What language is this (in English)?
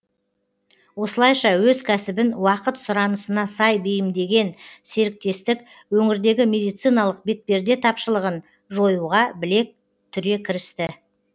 Kazakh